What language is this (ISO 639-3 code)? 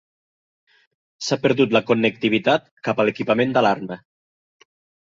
cat